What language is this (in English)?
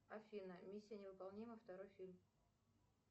Russian